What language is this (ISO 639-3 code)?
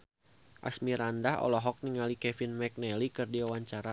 sun